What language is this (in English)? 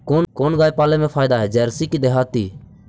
Magahi